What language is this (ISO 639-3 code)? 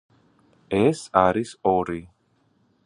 kat